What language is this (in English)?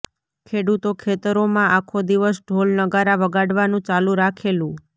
Gujarati